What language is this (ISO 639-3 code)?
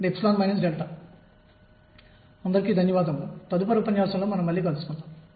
tel